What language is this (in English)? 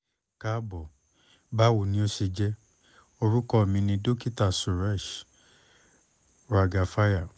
Yoruba